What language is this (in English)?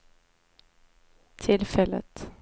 Swedish